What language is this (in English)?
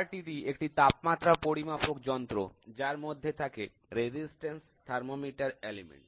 Bangla